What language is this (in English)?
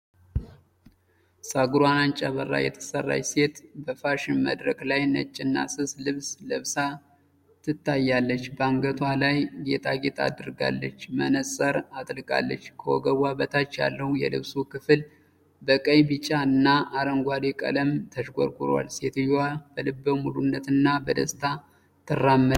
Amharic